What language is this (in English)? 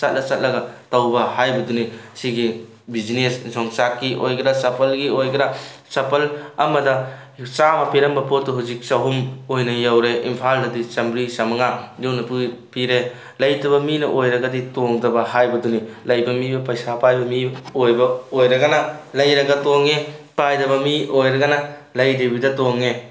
Manipuri